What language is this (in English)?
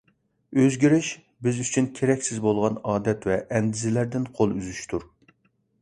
Uyghur